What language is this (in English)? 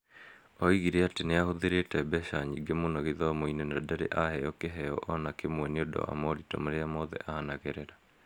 Kikuyu